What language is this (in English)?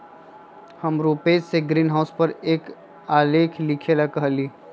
Magahi